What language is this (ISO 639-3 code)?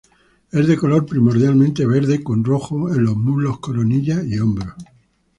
spa